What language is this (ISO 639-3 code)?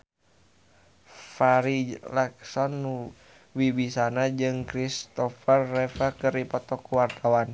sun